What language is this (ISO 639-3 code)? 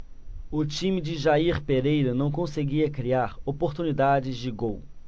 por